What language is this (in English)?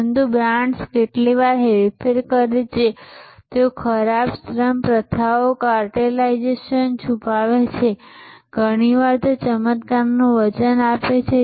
Gujarati